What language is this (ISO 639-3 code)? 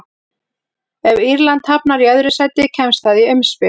isl